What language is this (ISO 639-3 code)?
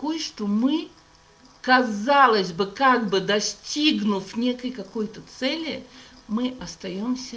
rus